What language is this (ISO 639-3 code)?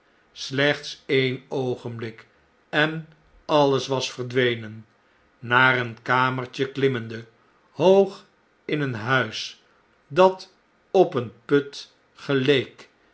nld